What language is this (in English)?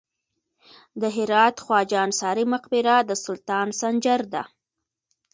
Pashto